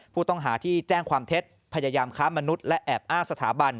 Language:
Thai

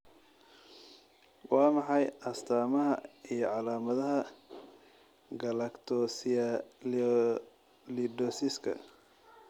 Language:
Somali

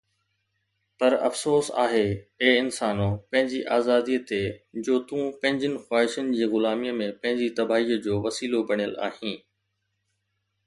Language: Sindhi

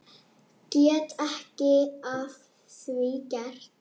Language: Icelandic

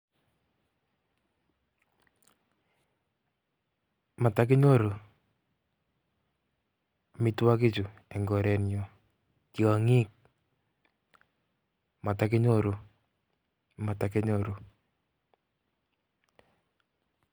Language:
Kalenjin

